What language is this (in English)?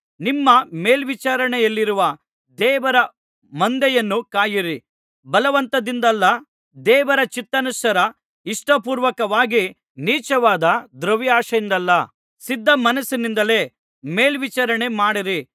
Kannada